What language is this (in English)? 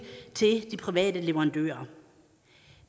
Danish